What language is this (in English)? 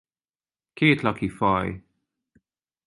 Hungarian